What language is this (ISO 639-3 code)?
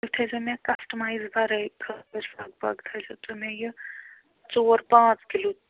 kas